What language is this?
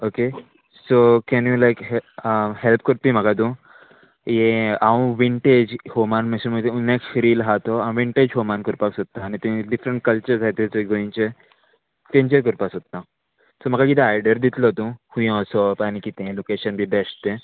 Konkani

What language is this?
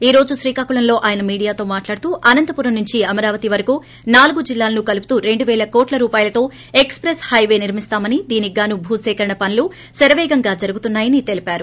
Telugu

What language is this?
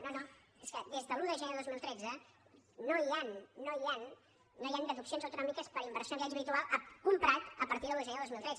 Catalan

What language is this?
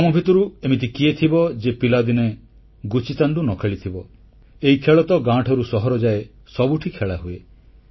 Odia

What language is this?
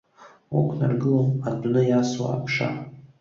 Abkhazian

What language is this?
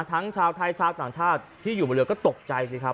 Thai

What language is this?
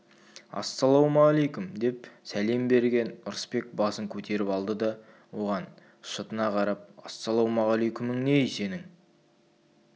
Kazakh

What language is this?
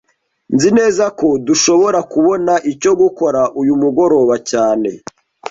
Kinyarwanda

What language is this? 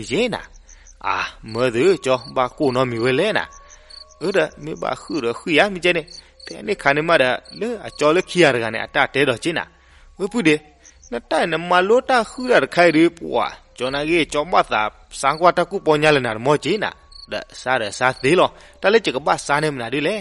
Thai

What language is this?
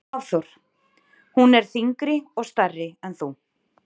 Icelandic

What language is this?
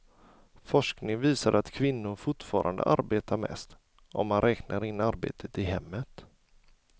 Swedish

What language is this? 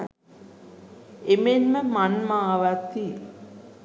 Sinhala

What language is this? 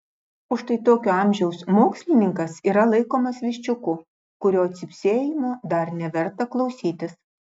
Lithuanian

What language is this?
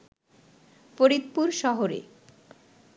Bangla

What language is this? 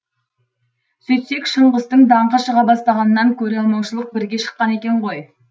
Kazakh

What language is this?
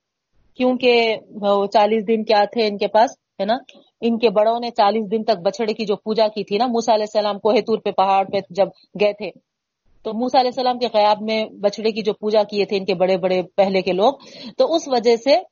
Urdu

